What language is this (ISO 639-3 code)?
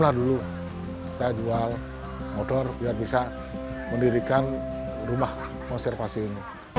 ind